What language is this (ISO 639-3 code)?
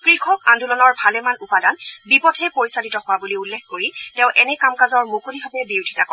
asm